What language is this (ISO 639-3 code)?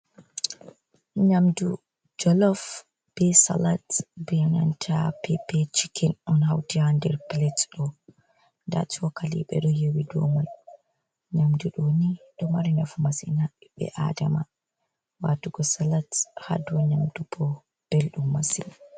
ful